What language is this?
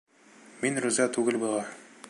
Bashkir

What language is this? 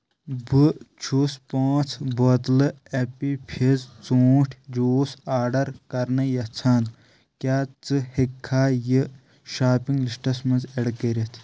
Kashmiri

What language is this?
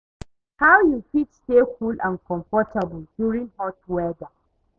Nigerian Pidgin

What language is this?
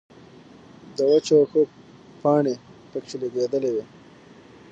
Pashto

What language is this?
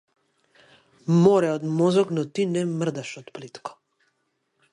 Macedonian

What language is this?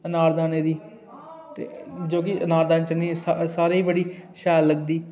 Dogri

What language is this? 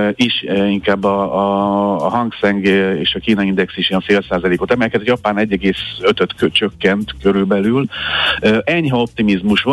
Hungarian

